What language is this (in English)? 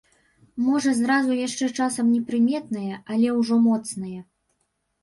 Belarusian